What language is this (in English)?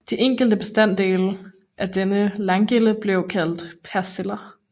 Danish